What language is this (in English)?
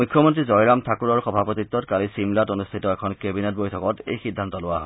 Assamese